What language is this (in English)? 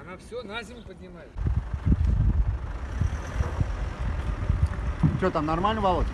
Russian